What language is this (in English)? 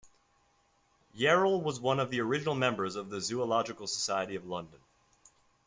English